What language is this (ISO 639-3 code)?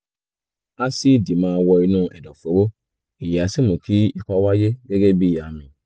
yor